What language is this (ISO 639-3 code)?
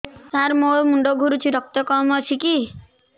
ori